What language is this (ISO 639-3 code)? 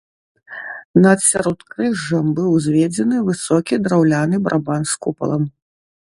bel